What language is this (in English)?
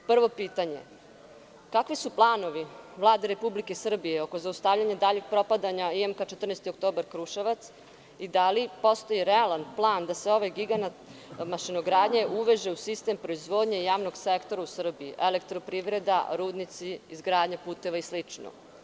Serbian